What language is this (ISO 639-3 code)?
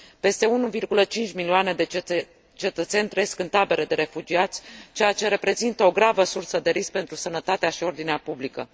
ron